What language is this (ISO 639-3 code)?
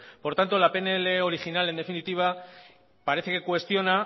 spa